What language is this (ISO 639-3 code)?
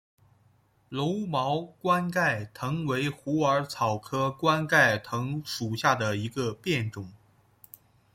zho